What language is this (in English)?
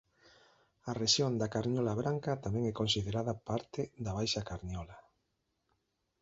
Galician